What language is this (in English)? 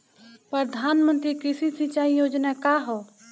Bhojpuri